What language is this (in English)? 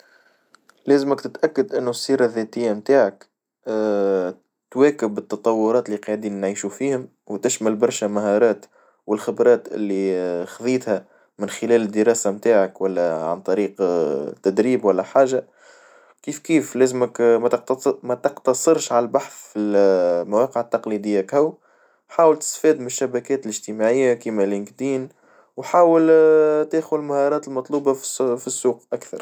Tunisian Arabic